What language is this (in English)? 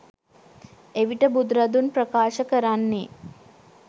Sinhala